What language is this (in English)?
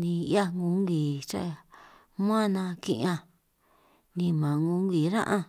San Martín Itunyoso Triqui